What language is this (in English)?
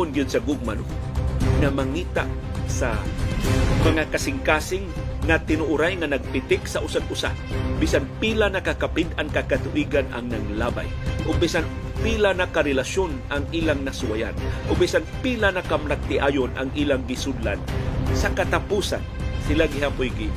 Filipino